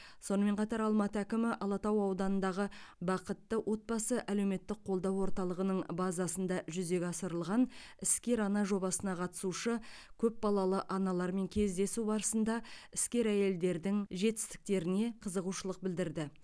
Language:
Kazakh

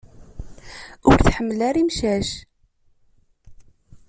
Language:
Kabyle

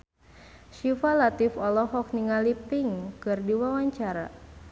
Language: Sundanese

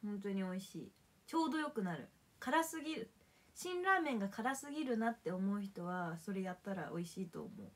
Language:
Japanese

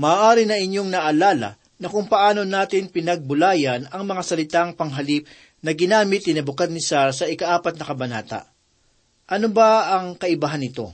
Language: Filipino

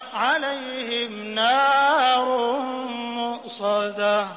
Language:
Arabic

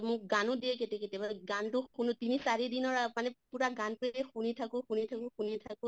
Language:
Assamese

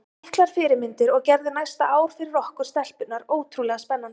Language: Icelandic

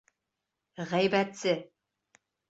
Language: Bashkir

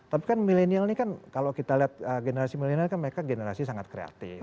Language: Indonesian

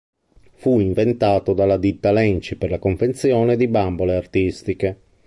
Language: Italian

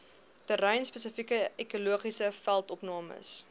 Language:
Afrikaans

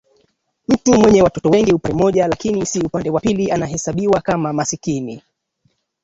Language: Swahili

